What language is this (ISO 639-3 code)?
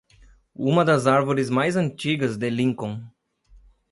por